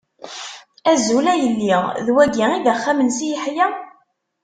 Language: Kabyle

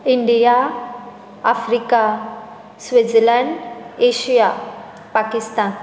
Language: Konkani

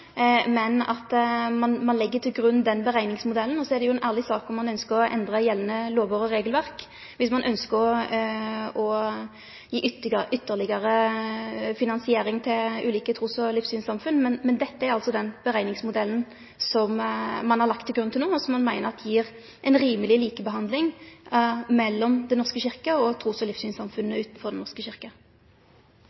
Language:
Norwegian Nynorsk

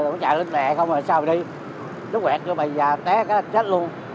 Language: Vietnamese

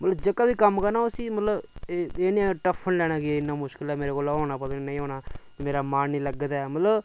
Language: Dogri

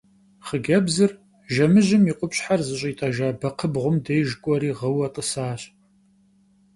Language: Kabardian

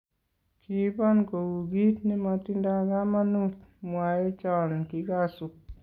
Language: Kalenjin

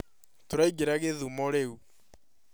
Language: Kikuyu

